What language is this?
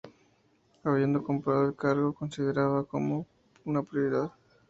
Spanish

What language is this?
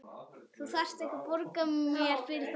Icelandic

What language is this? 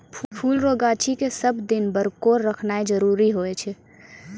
Maithili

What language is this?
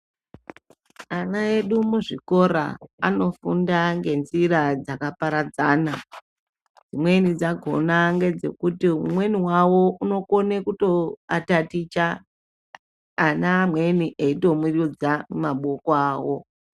Ndau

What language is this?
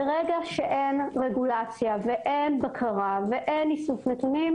Hebrew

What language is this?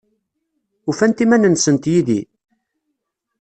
Kabyle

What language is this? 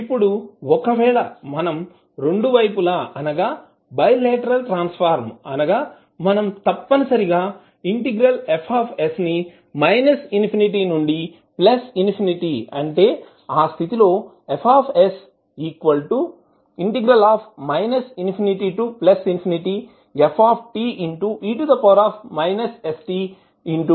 Telugu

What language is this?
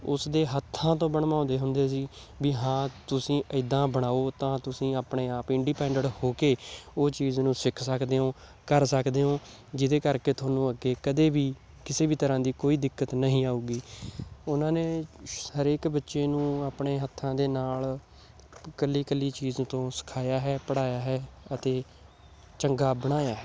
Punjabi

